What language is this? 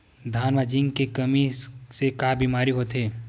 Chhattisgarhi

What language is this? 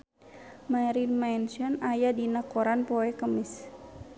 Sundanese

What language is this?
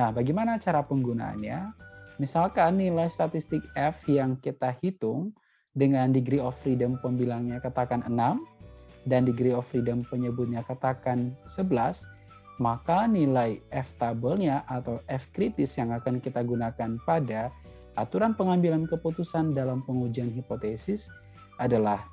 Indonesian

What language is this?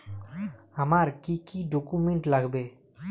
Bangla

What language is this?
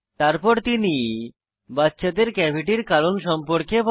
Bangla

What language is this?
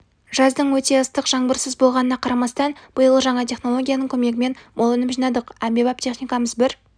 Kazakh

